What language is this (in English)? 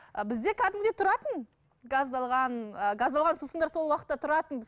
Kazakh